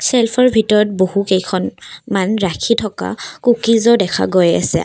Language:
Assamese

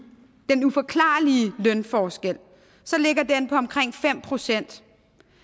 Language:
Danish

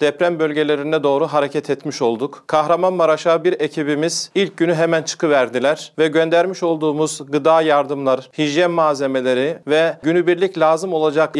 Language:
Turkish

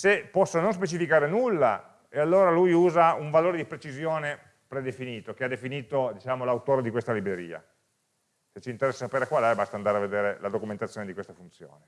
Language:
Italian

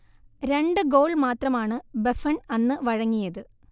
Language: Malayalam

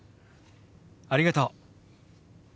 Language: Japanese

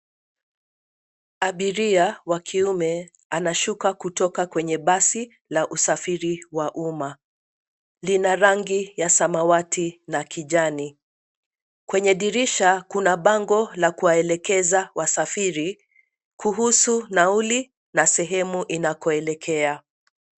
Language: Swahili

